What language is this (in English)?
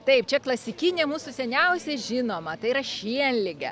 Lithuanian